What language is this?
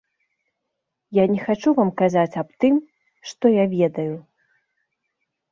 Belarusian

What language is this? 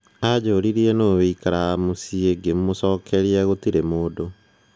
Kikuyu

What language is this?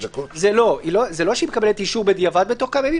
Hebrew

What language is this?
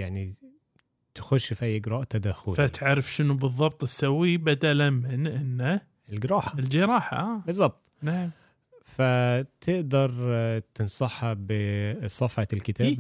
Arabic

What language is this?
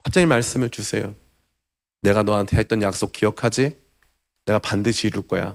Korean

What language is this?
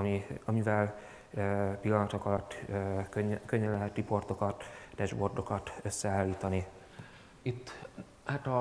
Hungarian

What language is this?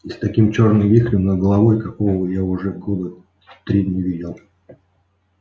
Russian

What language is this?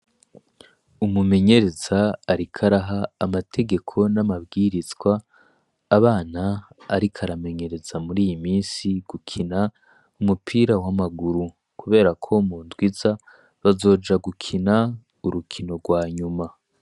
Rundi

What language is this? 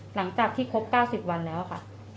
Thai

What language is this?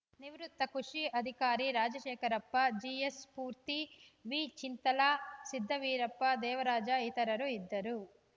Kannada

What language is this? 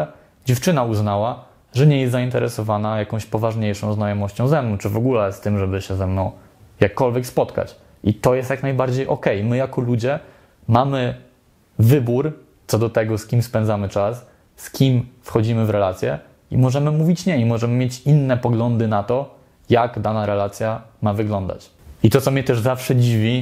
Polish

